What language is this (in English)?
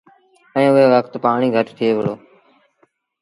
Sindhi Bhil